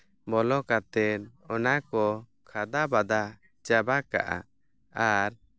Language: Santali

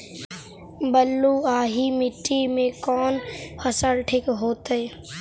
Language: Magahi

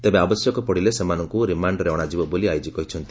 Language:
Odia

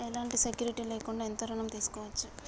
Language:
Telugu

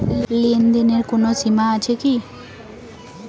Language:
Bangla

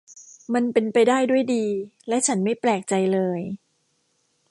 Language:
Thai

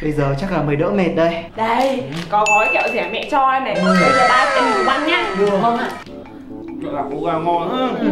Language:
Vietnamese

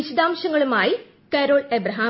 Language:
Malayalam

